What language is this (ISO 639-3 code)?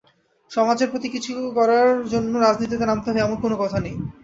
ben